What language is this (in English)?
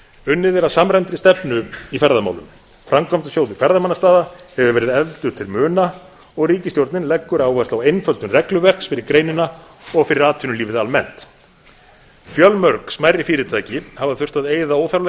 Icelandic